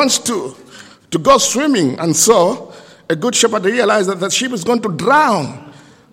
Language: English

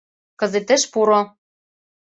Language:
Mari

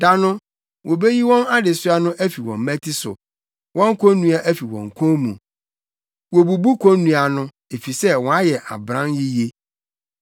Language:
Akan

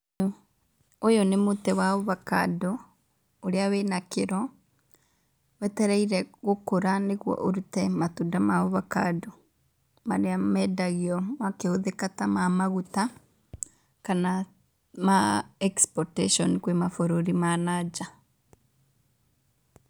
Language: Kikuyu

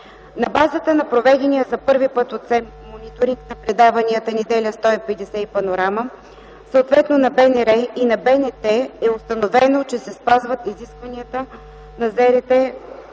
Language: Bulgarian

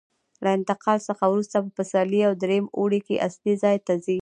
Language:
Pashto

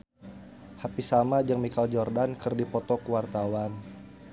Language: Sundanese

